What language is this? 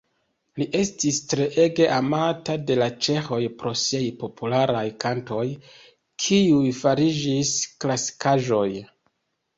Esperanto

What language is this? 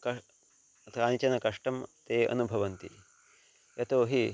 Sanskrit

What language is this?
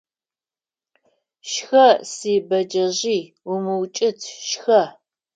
Adyghe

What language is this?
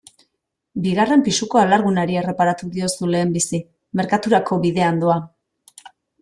Basque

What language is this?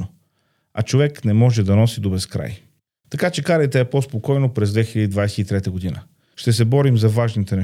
Bulgarian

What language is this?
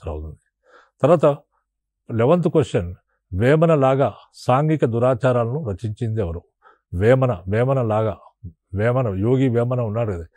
Telugu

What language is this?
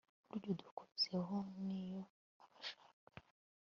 Kinyarwanda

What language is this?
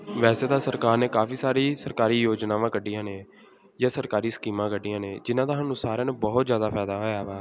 Punjabi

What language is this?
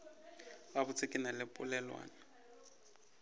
Northern Sotho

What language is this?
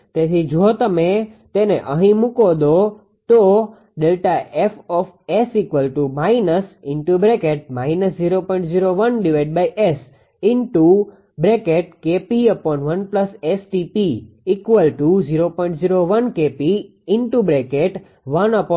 Gujarati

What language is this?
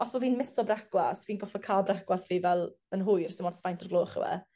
Welsh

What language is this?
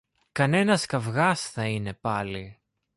Greek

